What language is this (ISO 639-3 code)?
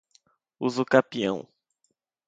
por